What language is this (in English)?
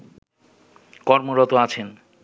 Bangla